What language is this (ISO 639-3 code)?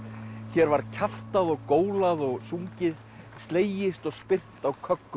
isl